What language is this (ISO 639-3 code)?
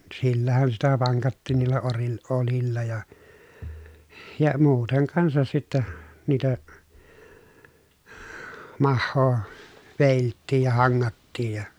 fin